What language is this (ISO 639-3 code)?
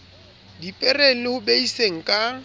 sot